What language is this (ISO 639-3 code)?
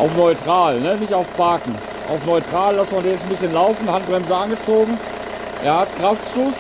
deu